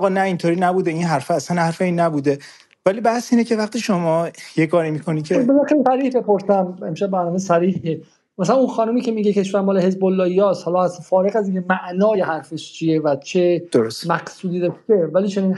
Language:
Persian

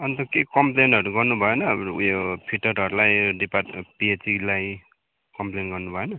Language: Nepali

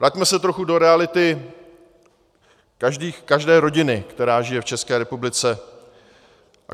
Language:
Czech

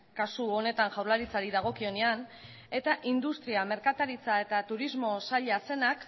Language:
Basque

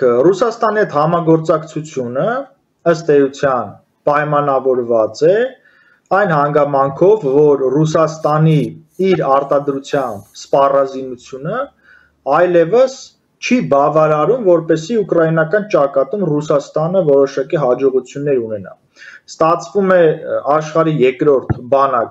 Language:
Turkish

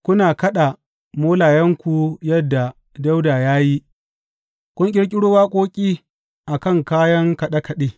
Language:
Hausa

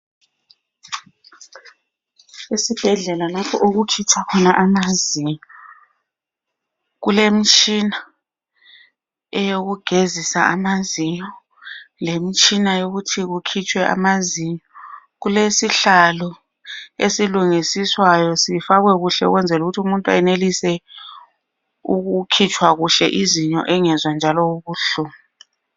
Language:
North Ndebele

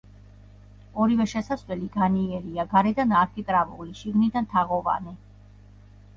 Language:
Georgian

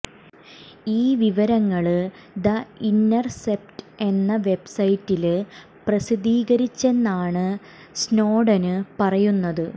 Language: Malayalam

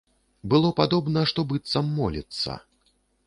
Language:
Belarusian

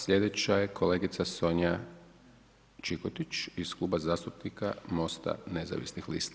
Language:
Croatian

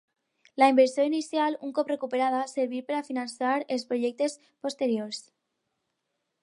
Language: Catalan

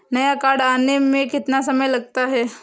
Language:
Hindi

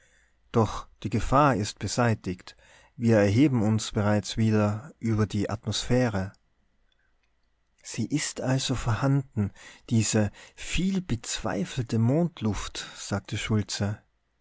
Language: German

